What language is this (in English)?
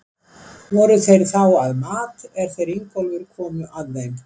Icelandic